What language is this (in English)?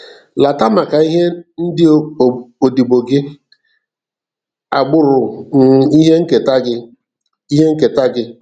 Igbo